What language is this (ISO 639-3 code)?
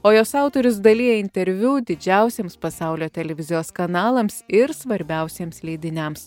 lit